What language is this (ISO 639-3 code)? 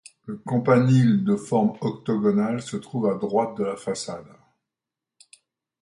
fra